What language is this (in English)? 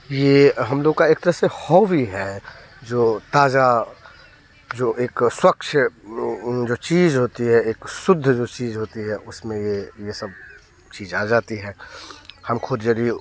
Hindi